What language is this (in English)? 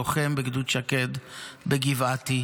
Hebrew